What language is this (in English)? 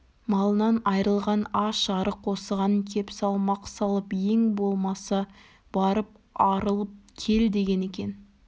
Kazakh